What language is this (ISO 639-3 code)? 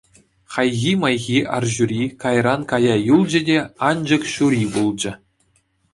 chv